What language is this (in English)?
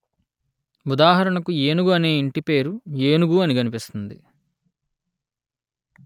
Telugu